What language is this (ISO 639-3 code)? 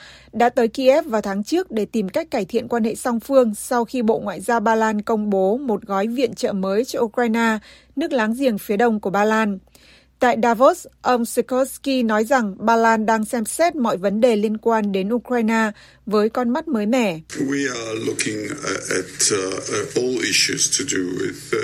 vie